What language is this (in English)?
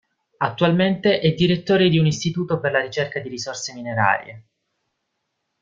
Italian